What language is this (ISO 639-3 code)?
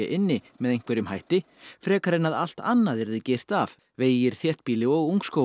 isl